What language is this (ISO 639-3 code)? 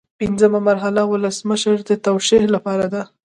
pus